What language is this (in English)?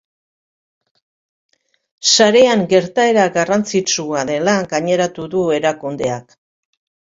Basque